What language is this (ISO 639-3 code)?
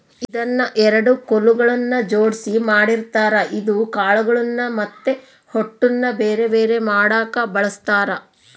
kan